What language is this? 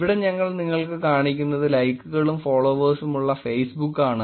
Malayalam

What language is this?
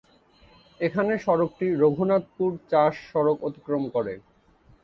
Bangla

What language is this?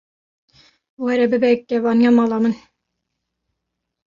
Kurdish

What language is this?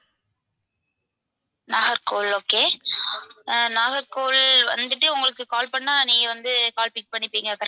Tamil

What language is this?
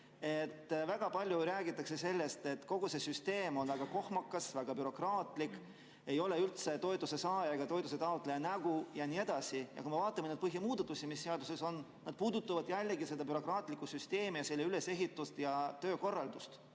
Estonian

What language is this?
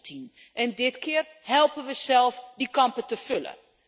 Dutch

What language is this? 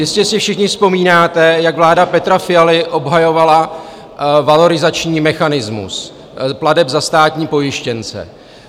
Czech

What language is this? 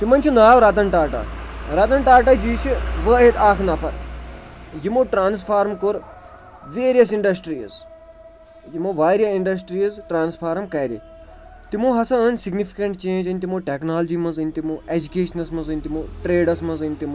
Kashmiri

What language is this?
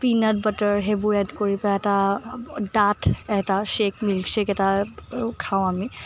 Assamese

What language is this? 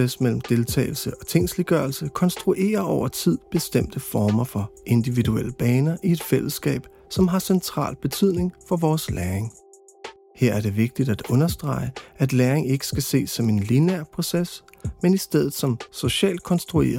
Danish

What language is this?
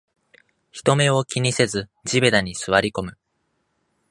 Japanese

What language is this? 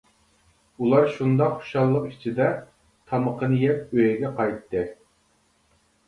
Uyghur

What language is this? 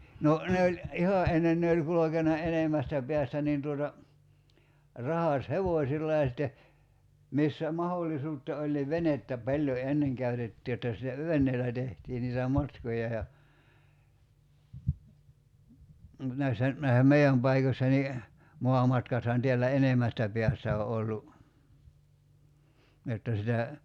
Finnish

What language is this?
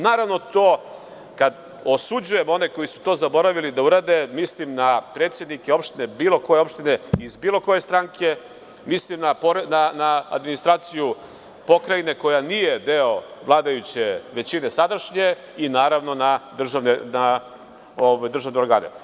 Serbian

